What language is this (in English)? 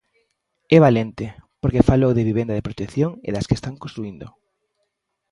Galician